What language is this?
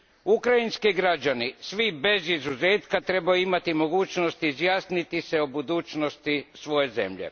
Croatian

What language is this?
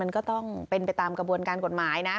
Thai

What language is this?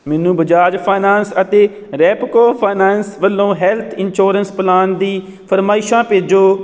Punjabi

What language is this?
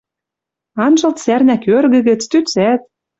Western Mari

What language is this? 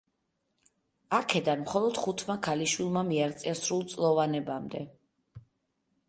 Georgian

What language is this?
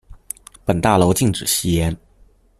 Chinese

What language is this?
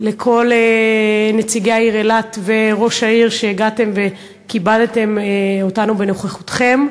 Hebrew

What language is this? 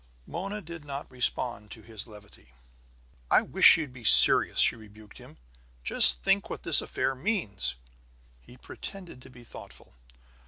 English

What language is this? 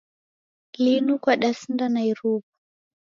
Taita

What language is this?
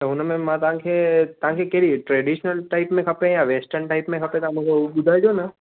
Sindhi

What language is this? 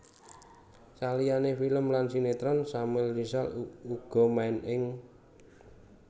Javanese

